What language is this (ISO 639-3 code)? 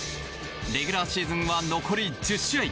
jpn